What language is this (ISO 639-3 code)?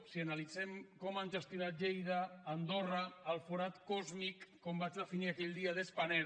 cat